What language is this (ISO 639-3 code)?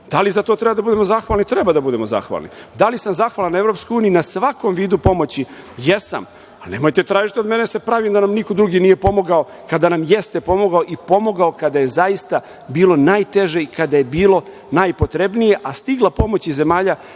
srp